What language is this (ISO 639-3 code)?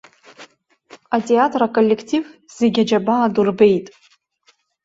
abk